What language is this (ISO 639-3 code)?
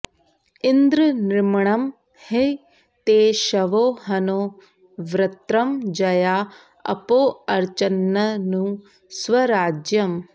san